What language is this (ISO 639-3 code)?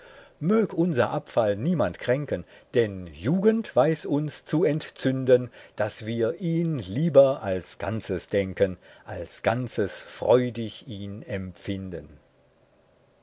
deu